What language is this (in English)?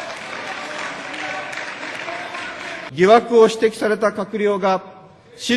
Japanese